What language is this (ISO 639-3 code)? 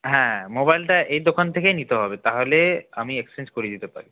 ben